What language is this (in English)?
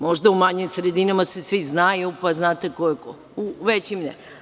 Serbian